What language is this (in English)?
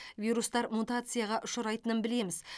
Kazakh